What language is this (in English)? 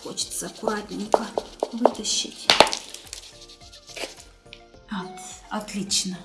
Russian